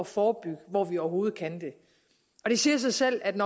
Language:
Danish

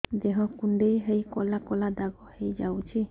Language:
Odia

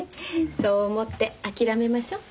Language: Japanese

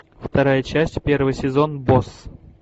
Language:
Russian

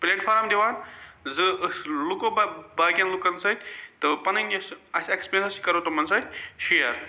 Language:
Kashmiri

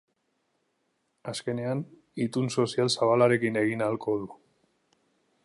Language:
Basque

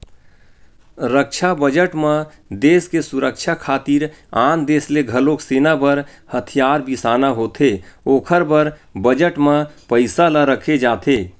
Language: Chhattisgarhi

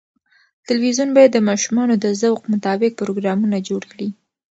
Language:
Pashto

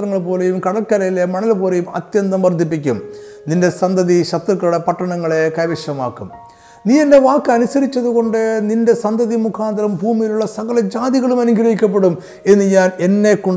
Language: Malayalam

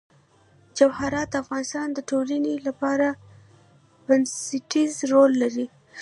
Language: Pashto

